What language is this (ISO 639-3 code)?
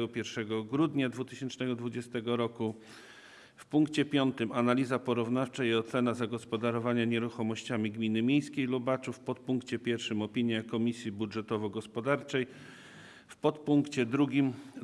pol